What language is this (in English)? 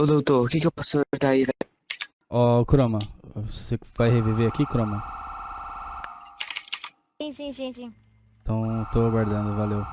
Portuguese